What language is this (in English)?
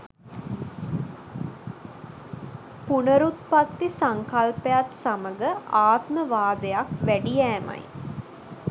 Sinhala